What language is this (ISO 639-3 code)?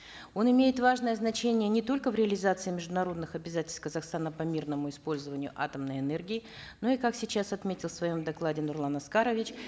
kaz